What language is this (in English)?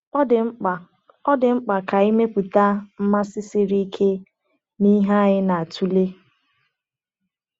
Igbo